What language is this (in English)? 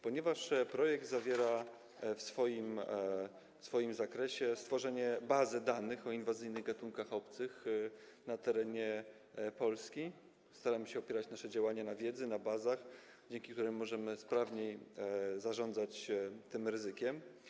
Polish